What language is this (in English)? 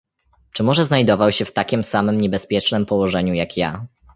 Polish